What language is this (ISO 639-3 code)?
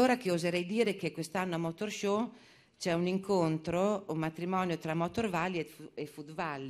ita